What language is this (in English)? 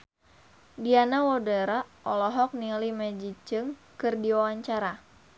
Sundanese